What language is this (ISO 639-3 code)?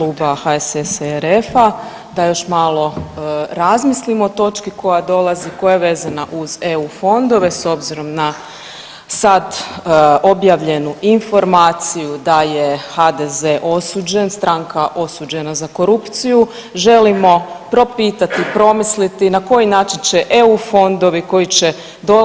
hrv